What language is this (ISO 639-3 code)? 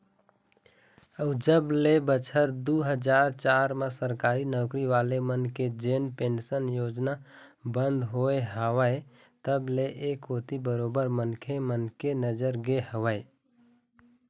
hne